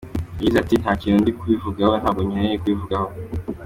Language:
Kinyarwanda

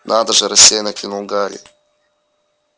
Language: Russian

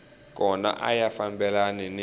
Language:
Tsonga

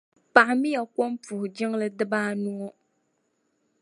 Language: Dagbani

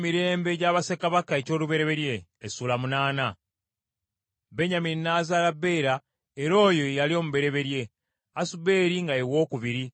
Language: Ganda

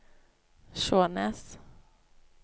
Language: Norwegian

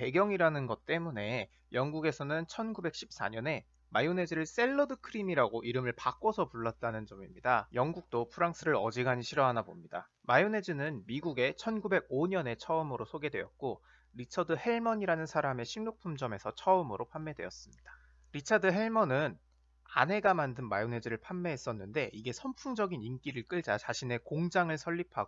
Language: Korean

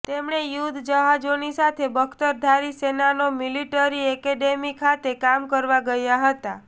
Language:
Gujarati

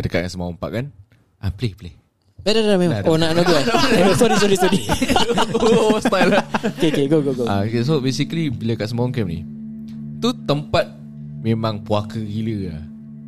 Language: Malay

